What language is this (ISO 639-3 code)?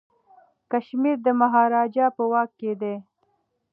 pus